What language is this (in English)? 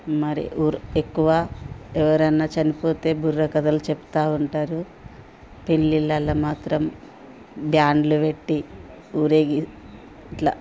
Telugu